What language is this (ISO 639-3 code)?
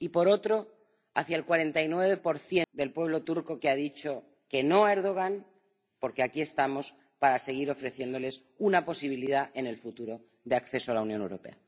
spa